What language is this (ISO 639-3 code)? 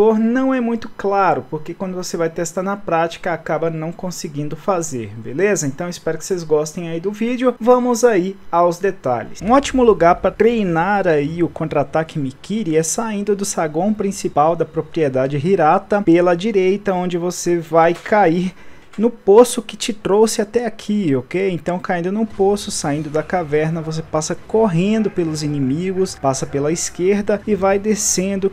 por